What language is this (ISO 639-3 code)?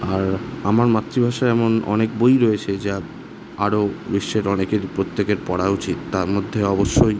ben